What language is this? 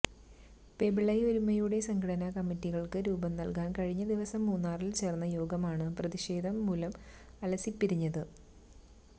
Malayalam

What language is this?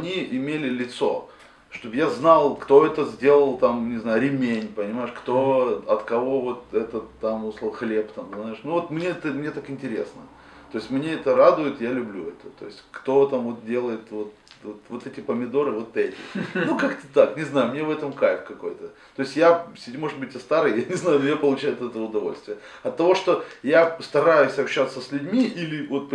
Russian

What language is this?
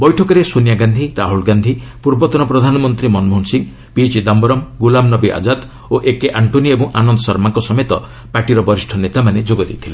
Odia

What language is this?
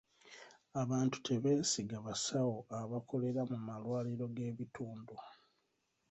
Ganda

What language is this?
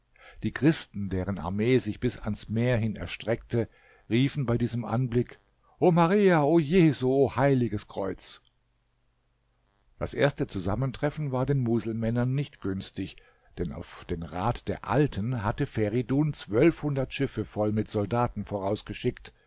German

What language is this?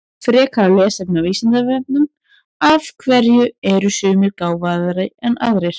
Icelandic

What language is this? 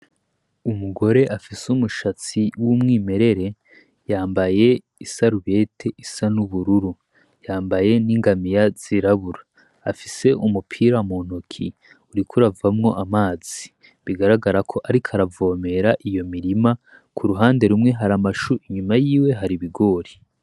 Rundi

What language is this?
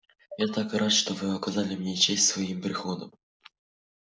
Russian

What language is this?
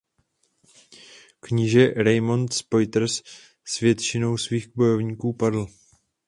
Czech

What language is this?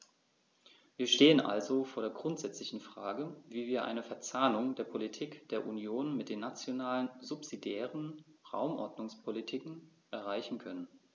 German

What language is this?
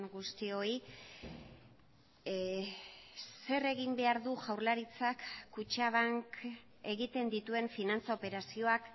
Basque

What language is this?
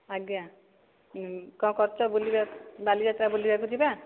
Odia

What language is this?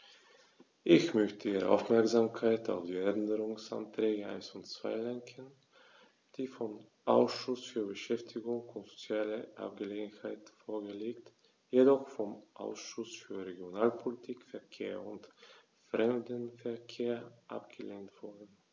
German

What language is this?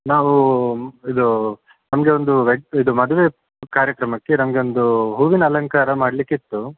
Kannada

